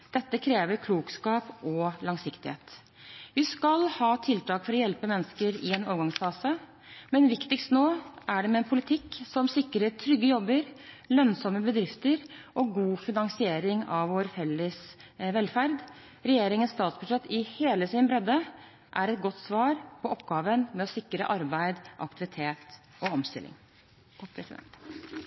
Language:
Norwegian Bokmål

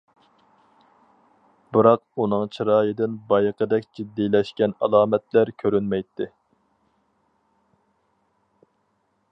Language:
Uyghur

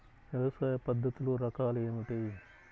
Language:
Telugu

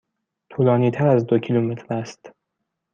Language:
Persian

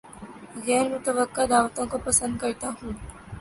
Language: Urdu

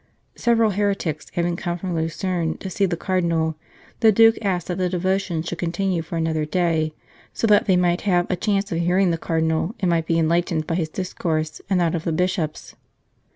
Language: English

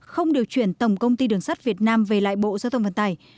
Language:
Vietnamese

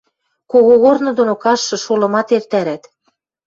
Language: Western Mari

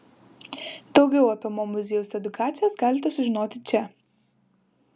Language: Lithuanian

